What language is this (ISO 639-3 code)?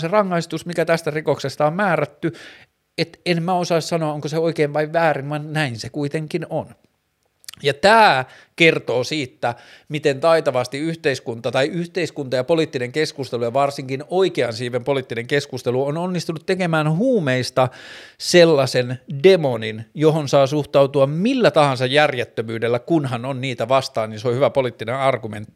fin